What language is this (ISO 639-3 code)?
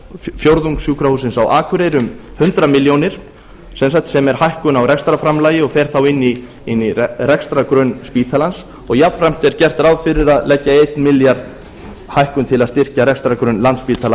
isl